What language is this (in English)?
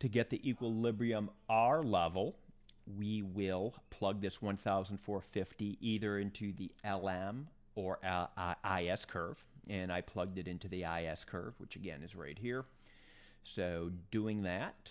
English